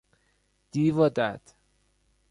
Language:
Persian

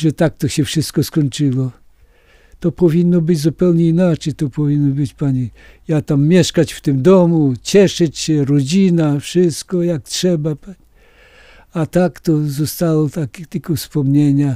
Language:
Polish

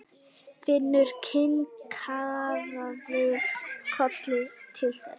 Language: Icelandic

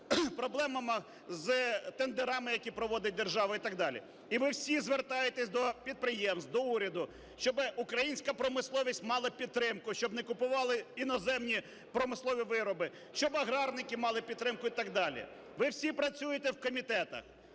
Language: Ukrainian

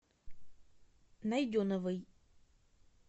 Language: Russian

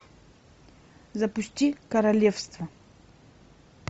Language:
Russian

